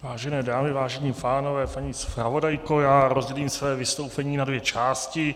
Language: Czech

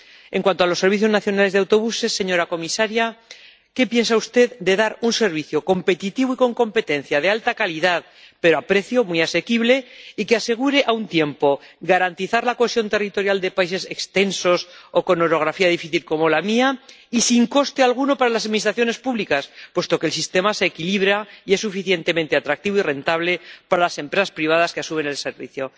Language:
Spanish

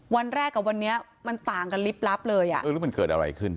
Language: Thai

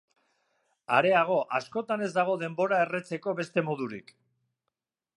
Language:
Basque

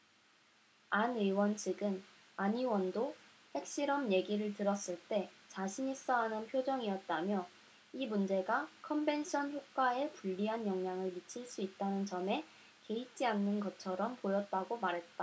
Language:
Korean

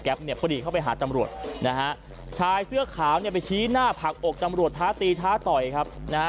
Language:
Thai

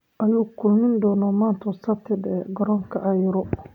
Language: Somali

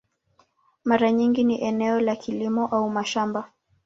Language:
Swahili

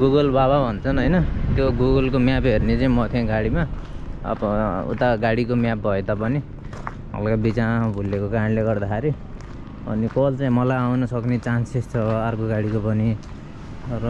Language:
Nepali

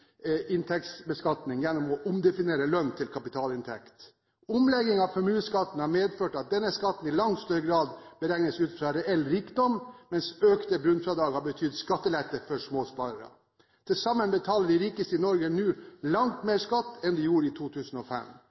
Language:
Norwegian Bokmål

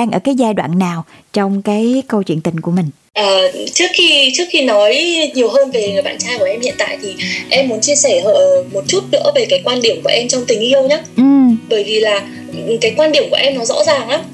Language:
Vietnamese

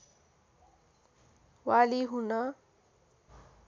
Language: Nepali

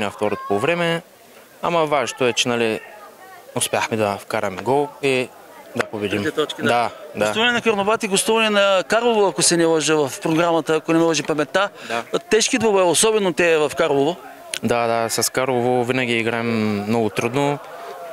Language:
Bulgarian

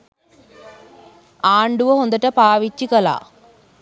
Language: Sinhala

